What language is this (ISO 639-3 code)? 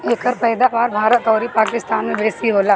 bho